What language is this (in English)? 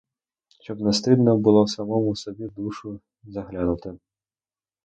Ukrainian